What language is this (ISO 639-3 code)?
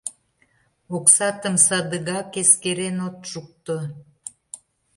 chm